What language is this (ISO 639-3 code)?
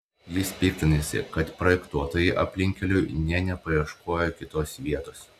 lit